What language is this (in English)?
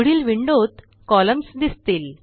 Marathi